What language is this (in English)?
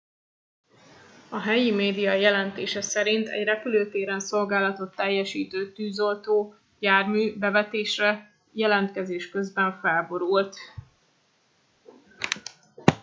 Hungarian